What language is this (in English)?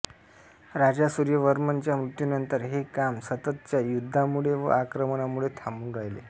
Marathi